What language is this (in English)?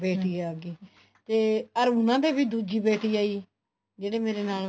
Punjabi